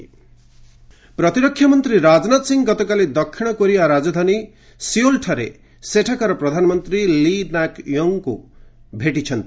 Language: Odia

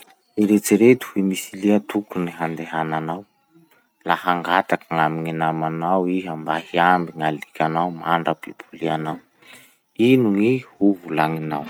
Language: Masikoro Malagasy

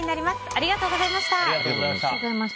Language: Japanese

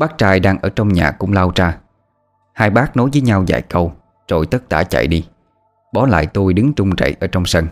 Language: Vietnamese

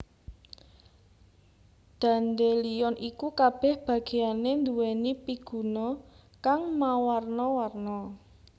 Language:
Javanese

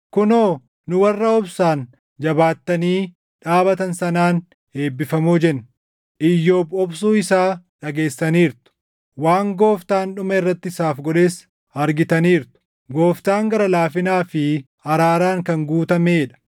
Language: Oromo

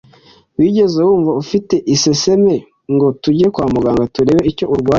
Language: Kinyarwanda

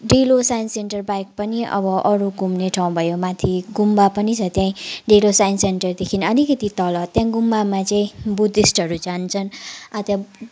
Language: Nepali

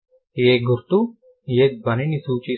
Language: Telugu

